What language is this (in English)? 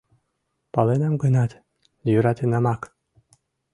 Mari